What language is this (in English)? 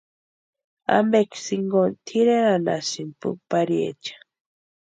Western Highland Purepecha